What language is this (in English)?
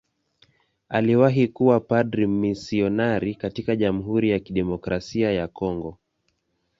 Swahili